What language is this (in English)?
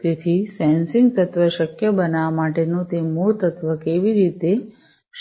Gujarati